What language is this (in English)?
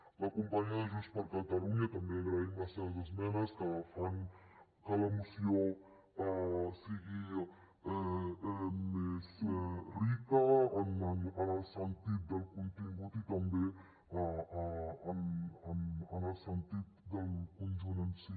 Catalan